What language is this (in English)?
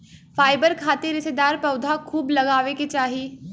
Bhojpuri